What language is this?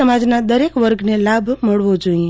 Gujarati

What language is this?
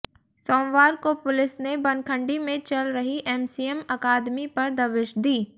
Hindi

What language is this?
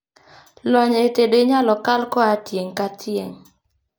Luo (Kenya and Tanzania)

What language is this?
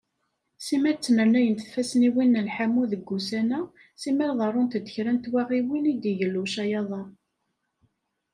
Kabyle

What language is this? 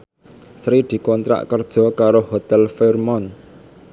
Javanese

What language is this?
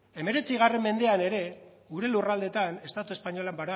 Basque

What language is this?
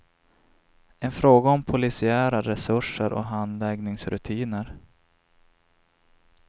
Swedish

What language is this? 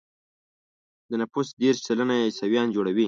Pashto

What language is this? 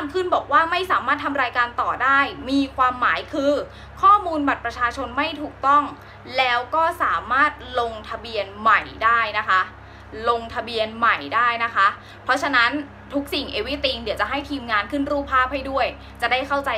Thai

